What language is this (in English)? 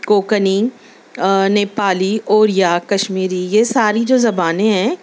Urdu